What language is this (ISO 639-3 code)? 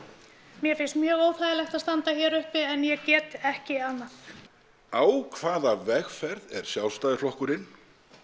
isl